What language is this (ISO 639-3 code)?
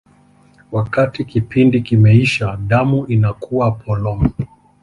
swa